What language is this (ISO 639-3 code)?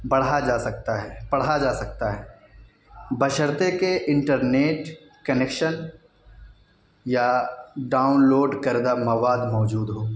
urd